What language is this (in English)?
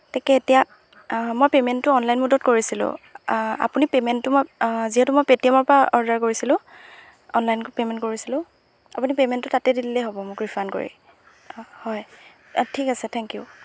Assamese